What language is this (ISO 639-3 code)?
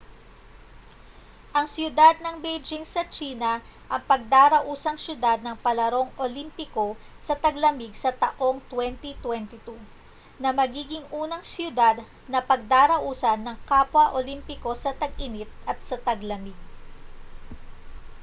fil